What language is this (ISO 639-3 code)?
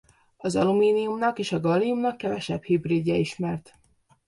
hun